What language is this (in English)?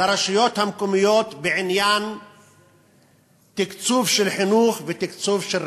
Hebrew